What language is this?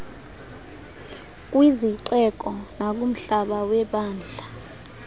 Xhosa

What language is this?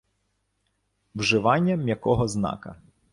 Ukrainian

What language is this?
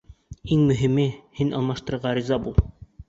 Bashkir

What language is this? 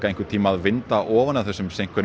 Icelandic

